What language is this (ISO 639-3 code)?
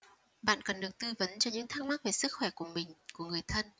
vie